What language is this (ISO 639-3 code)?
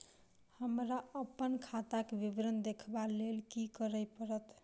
mai